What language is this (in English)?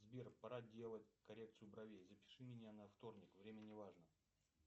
Russian